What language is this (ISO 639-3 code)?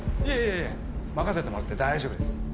jpn